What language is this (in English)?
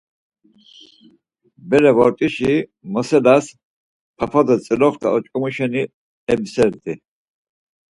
Laz